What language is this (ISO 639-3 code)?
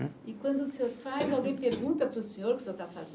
por